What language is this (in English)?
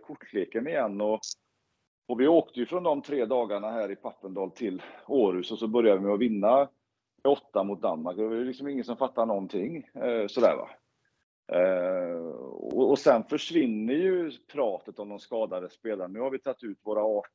Swedish